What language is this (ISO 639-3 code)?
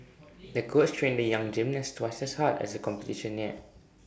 eng